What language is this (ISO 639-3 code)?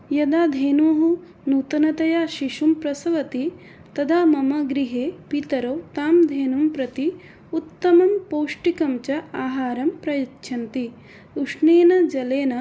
san